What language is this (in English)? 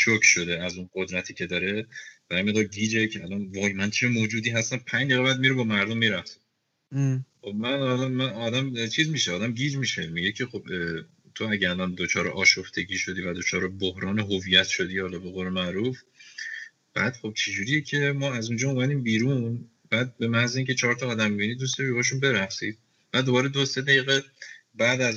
Persian